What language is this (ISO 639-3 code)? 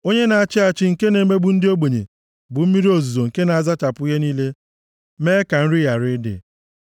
ibo